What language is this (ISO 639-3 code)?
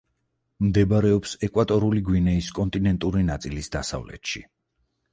kat